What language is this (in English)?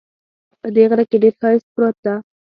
Pashto